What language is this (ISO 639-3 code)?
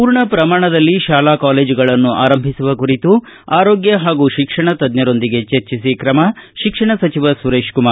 kan